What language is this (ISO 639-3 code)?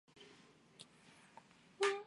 zho